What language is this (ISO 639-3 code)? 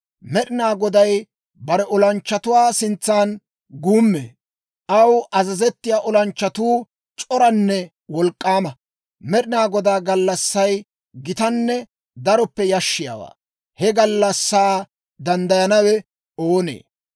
dwr